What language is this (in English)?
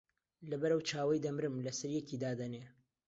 Central Kurdish